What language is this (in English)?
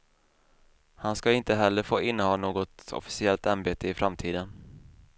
Swedish